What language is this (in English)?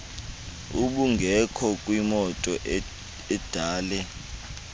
Xhosa